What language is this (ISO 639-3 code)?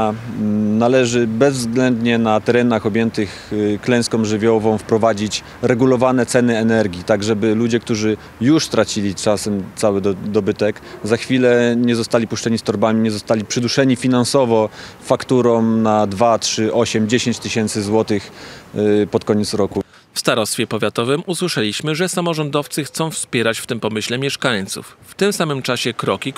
pol